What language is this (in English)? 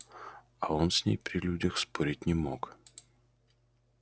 Russian